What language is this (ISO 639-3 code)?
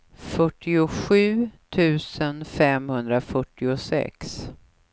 swe